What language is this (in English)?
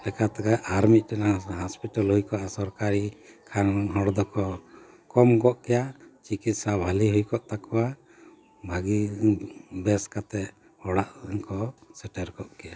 Santali